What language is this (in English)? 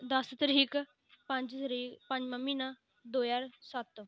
Dogri